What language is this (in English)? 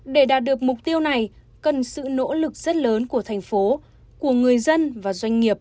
Vietnamese